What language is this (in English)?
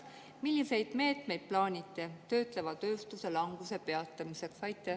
Estonian